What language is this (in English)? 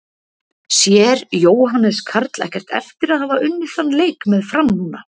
Icelandic